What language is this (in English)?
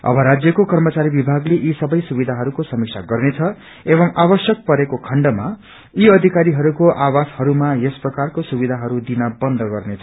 Nepali